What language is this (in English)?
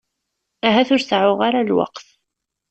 Kabyle